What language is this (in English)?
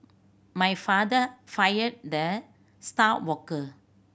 English